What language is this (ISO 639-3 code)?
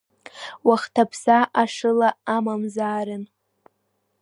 abk